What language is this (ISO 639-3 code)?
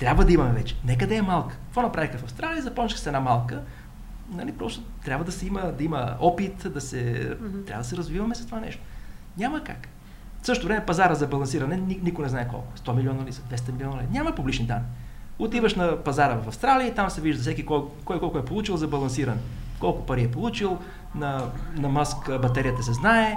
bul